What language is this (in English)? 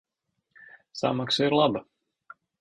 Latvian